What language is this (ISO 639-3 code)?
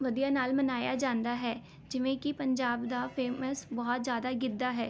pan